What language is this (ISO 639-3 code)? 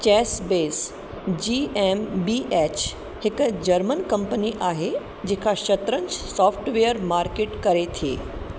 snd